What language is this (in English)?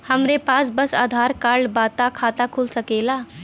Bhojpuri